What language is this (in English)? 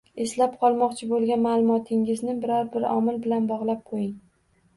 Uzbek